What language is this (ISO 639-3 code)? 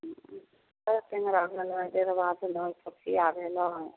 mai